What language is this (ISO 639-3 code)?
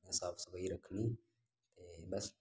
doi